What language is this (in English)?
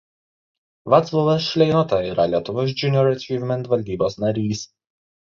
Lithuanian